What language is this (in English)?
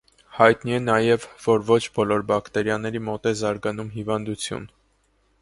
Armenian